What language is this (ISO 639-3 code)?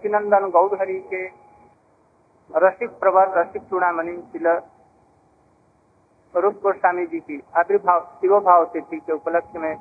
hin